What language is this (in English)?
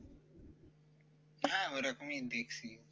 Bangla